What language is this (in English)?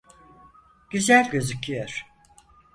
Turkish